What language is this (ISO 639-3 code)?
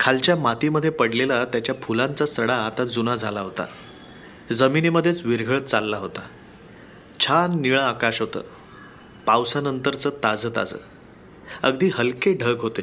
mar